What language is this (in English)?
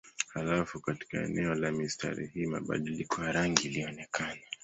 Swahili